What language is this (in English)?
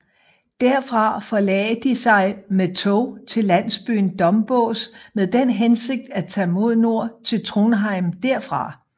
Danish